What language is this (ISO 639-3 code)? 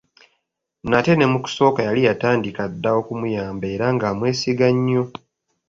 lug